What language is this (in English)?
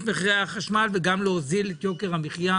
Hebrew